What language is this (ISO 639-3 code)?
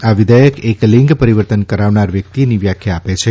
guj